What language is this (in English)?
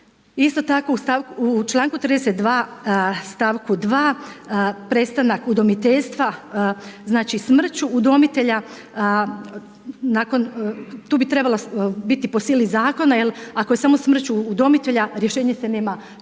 Croatian